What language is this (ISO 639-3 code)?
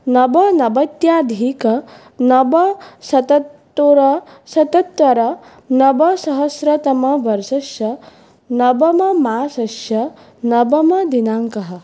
san